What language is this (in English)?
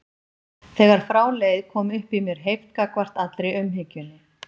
Icelandic